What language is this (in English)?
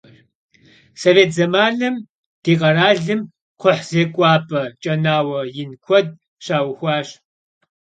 Kabardian